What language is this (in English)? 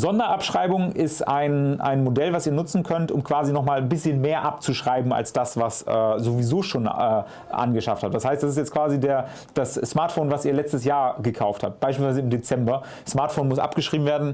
German